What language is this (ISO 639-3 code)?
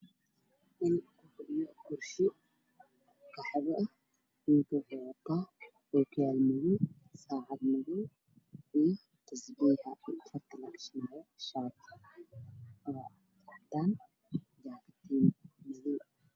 som